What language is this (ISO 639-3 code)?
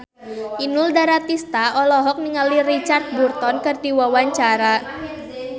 sun